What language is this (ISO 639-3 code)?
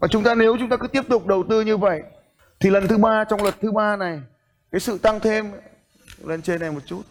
vie